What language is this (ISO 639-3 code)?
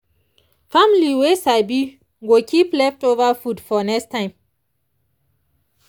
pcm